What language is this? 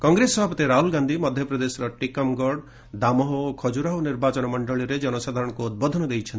Odia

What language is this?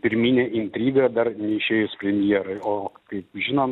Lithuanian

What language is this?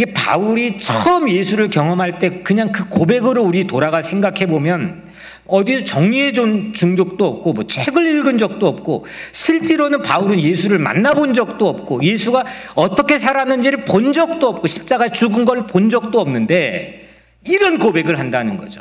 Korean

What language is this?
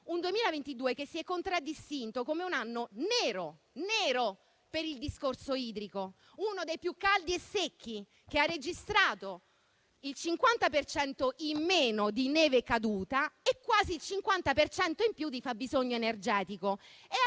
Italian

